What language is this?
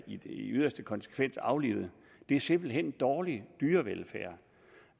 Danish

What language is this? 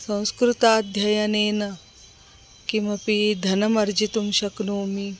Sanskrit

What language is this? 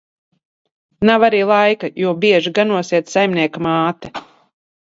Latvian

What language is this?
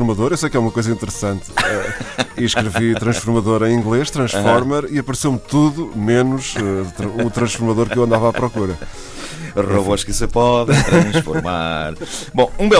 Portuguese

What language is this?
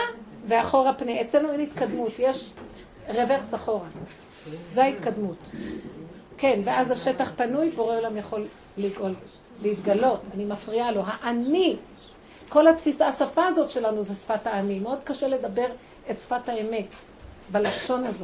Hebrew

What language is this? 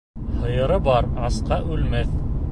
Bashkir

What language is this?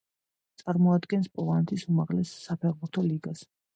Georgian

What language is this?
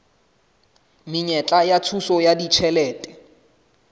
Southern Sotho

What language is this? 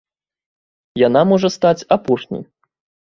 Belarusian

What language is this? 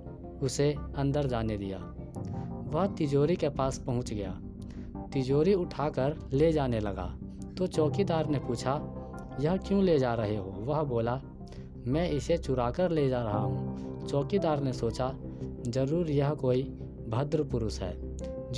Hindi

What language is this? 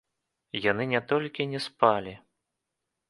Belarusian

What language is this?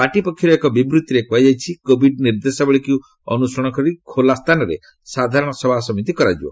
Odia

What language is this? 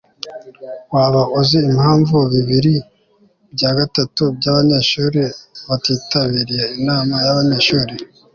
Kinyarwanda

